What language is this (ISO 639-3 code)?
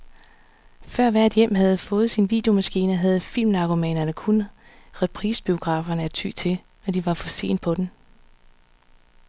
dan